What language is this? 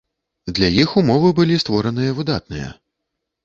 Belarusian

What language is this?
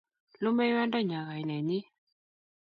Kalenjin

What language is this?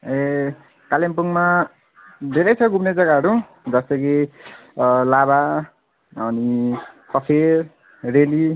Nepali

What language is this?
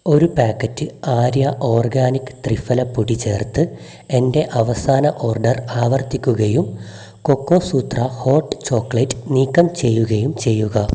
Malayalam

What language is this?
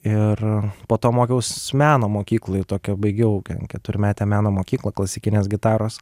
Lithuanian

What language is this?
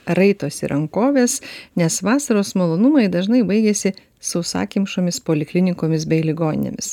Lithuanian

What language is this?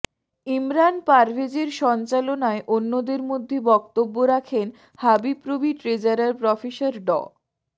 Bangla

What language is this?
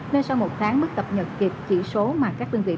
Vietnamese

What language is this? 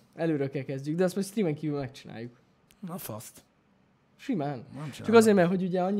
Hungarian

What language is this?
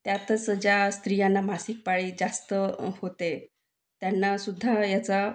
Marathi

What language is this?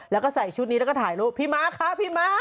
Thai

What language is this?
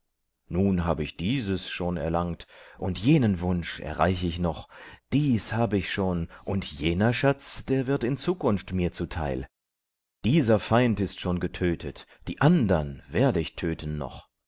German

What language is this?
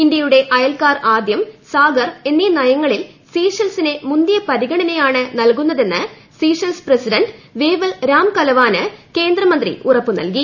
Malayalam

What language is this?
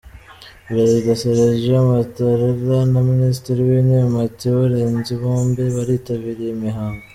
Kinyarwanda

